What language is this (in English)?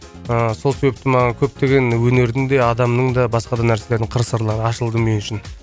Kazakh